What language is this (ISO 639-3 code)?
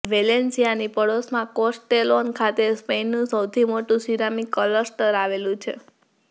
guj